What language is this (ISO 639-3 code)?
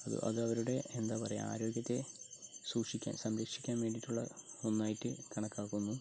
mal